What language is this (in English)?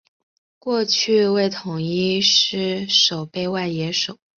Chinese